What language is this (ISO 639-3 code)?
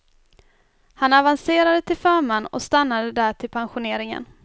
swe